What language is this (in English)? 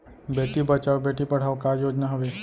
Chhattisgarhi